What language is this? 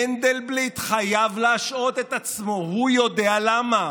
Hebrew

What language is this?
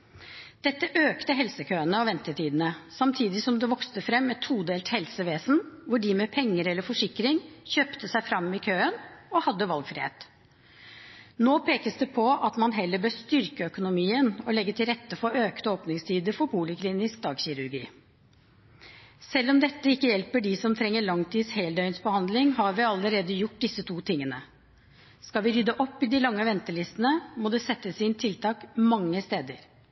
Norwegian Bokmål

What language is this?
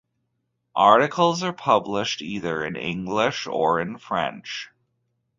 English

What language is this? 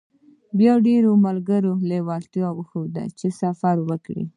Pashto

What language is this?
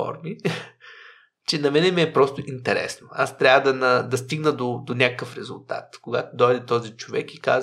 Bulgarian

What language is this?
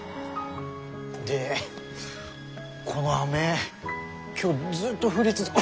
Japanese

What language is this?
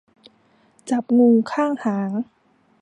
Thai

